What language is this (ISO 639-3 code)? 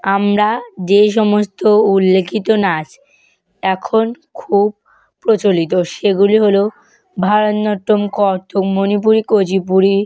ben